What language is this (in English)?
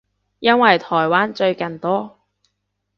Cantonese